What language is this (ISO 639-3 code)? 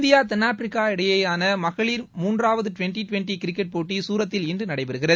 tam